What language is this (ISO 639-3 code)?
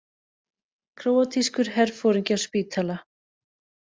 isl